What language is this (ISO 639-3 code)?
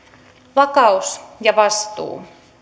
fin